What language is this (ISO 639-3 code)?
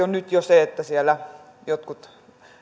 fin